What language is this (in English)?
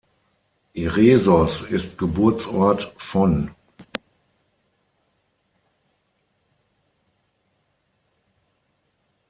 German